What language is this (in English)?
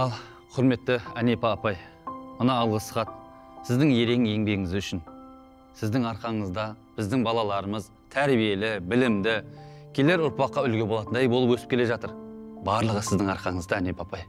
Kazakh